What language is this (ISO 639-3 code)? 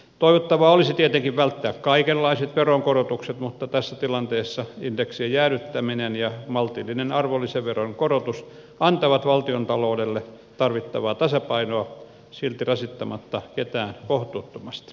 fin